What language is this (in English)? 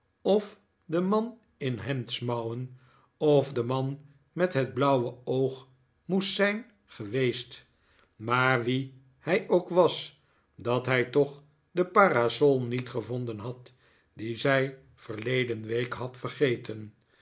Dutch